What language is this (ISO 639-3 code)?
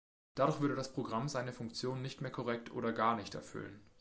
deu